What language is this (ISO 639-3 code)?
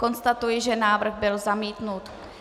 ces